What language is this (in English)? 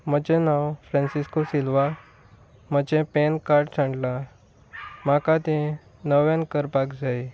Konkani